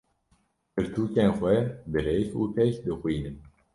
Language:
Kurdish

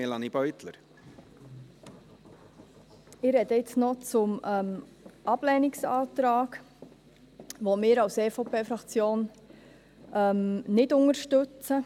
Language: Swiss German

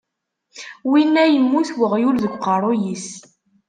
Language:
Kabyle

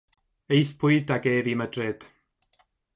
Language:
Welsh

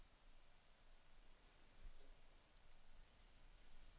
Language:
Danish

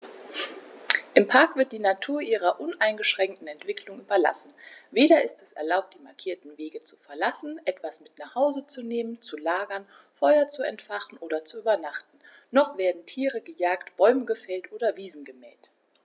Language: German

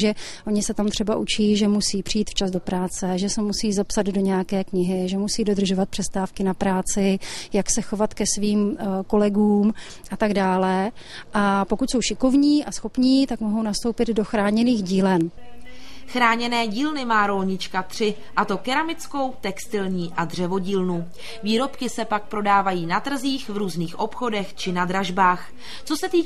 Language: Czech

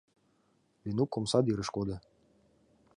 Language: Mari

